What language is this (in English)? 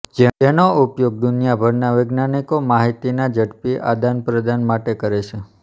Gujarati